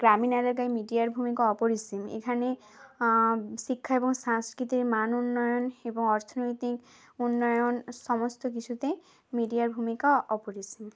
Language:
Bangla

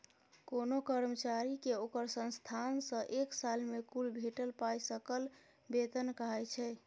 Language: Maithili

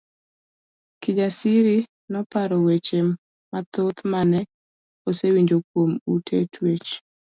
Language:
Luo (Kenya and Tanzania)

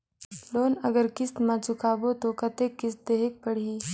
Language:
Chhattisgarhi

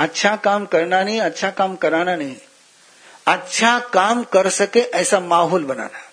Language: Hindi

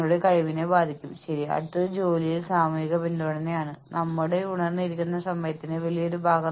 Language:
Malayalam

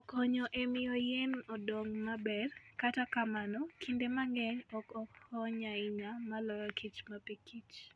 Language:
Luo (Kenya and Tanzania)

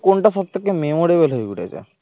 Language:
Bangla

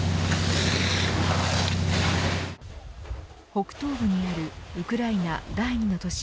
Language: Japanese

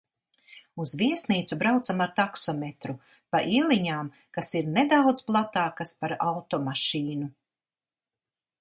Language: Latvian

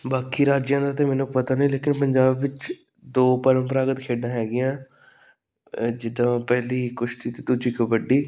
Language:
Punjabi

